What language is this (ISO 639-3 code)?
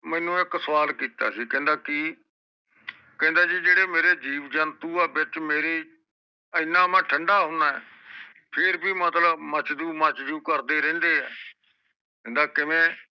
pan